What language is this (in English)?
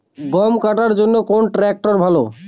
Bangla